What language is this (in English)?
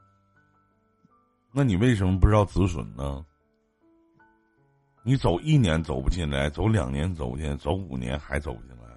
Chinese